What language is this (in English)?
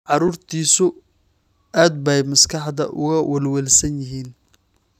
Somali